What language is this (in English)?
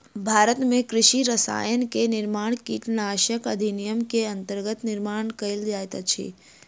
Maithili